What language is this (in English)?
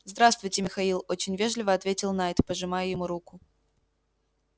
Russian